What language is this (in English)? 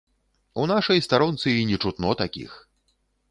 Belarusian